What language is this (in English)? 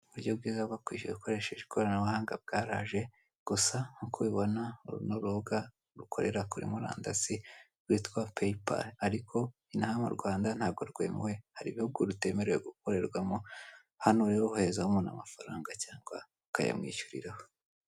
Kinyarwanda